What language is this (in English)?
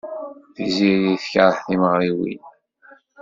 Kabyle